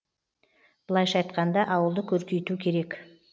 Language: Kazakh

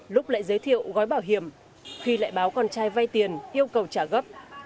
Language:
Vietnamese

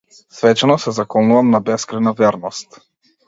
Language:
Macedonian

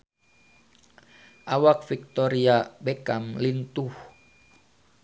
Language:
Sundanese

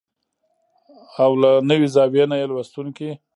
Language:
Pashto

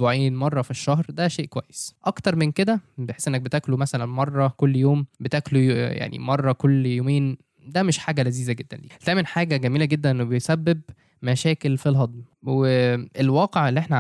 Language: Arabic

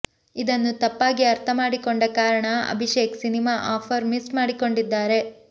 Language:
Kannada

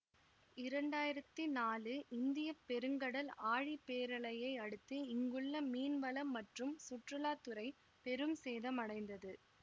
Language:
Tamil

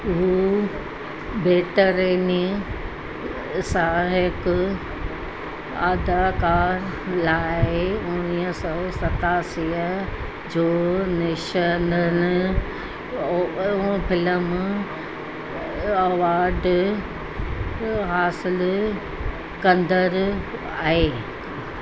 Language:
Sindhi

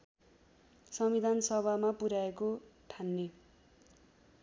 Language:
Nepali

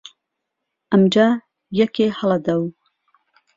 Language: Central Kurdish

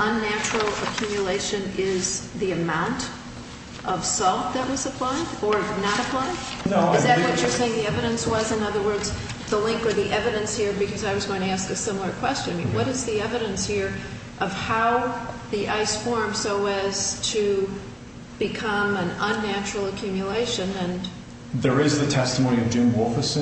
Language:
English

